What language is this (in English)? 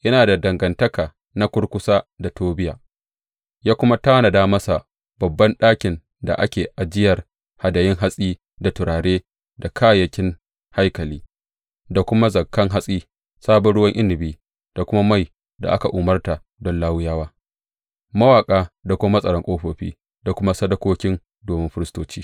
Hausa